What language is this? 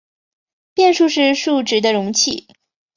Chinese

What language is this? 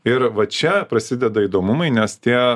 Lithuanian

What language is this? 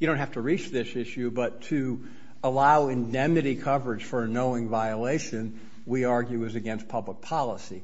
English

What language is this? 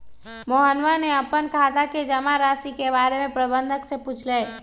Magahi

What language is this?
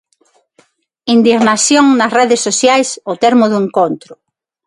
Galician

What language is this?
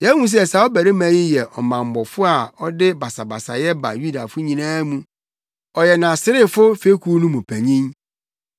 Akan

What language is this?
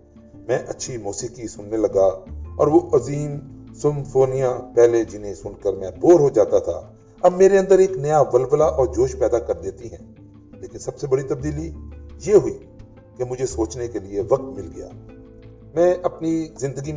Urdu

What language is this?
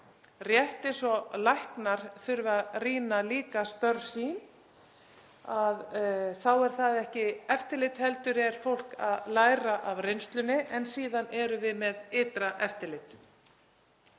Icelandic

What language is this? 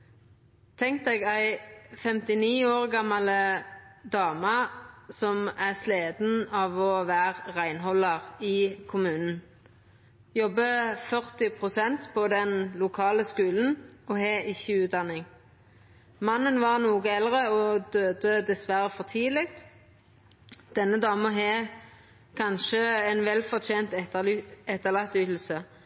Norwegian Nynorsk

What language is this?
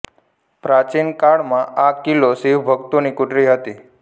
Gujarati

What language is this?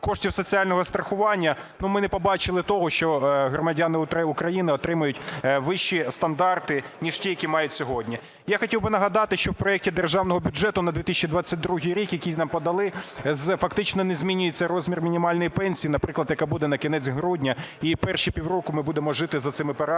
Ukrainian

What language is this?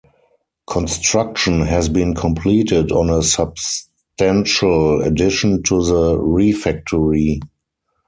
English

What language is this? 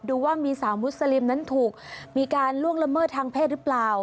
Thai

